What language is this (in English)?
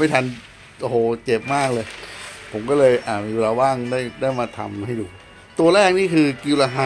Thai